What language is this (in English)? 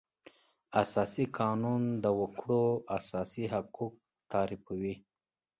Pashto